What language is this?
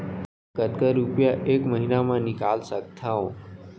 Chhattisgarhi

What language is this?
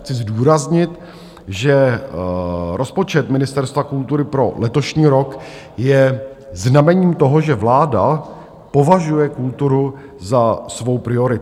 Czech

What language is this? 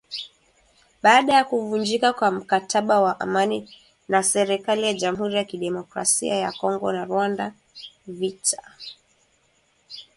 Swahili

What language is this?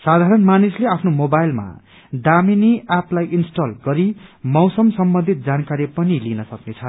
Nepali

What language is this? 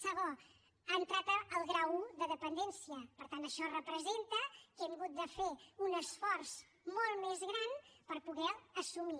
Catalan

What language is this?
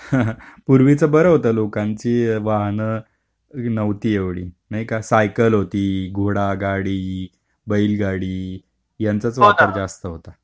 Marathi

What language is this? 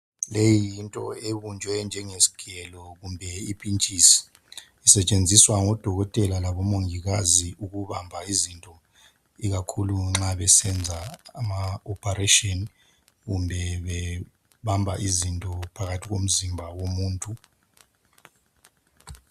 North Ndebele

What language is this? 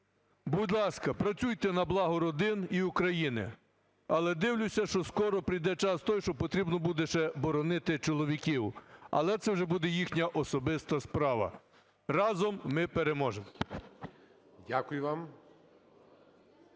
Ukrainian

